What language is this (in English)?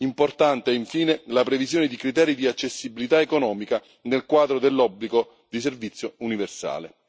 Italian